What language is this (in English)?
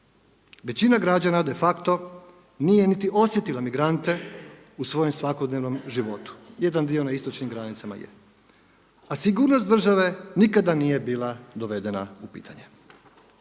Croatian